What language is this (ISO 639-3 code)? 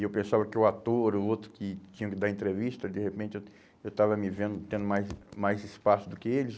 por